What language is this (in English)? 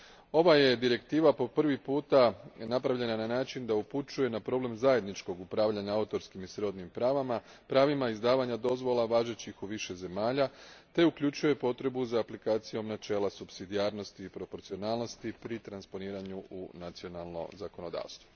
Croatian